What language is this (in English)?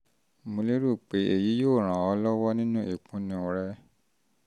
Yoruba